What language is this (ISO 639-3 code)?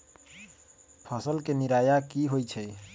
mag